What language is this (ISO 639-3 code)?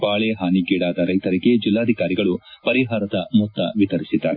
kan